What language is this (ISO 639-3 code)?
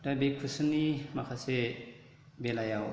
brx